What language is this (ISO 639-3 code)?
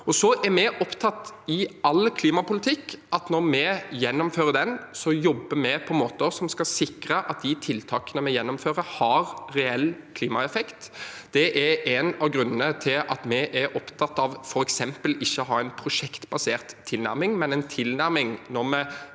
nor